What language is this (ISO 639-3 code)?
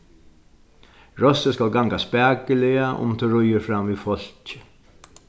fao